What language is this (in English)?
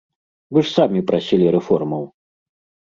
Belarusian